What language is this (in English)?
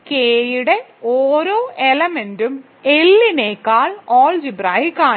Malayalam